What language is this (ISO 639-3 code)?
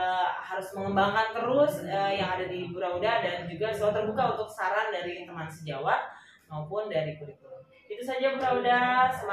ind